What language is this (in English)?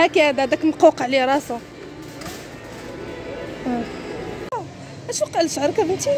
Arabic